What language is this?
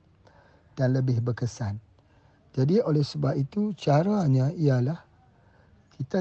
Malay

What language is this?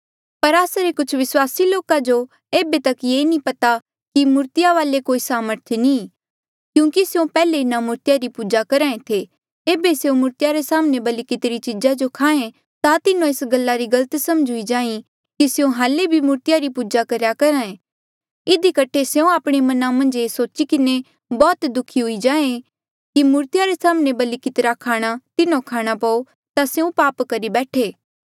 Mandeali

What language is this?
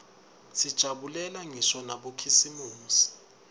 Swati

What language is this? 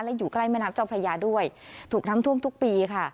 Thai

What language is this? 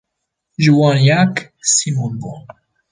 Kurdish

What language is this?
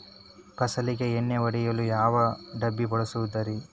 Kannada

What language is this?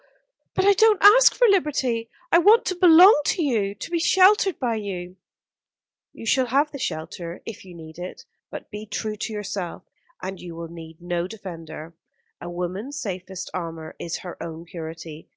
English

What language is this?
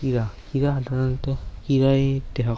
Assamese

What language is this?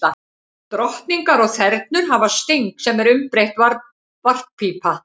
Icelandic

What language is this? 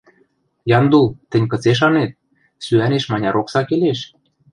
Western Mari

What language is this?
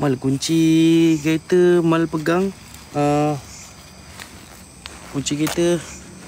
Malay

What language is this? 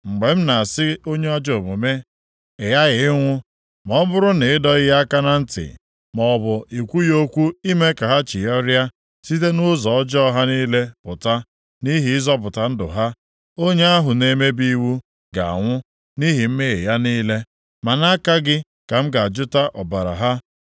Igbo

